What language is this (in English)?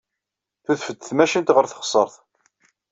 Kabyle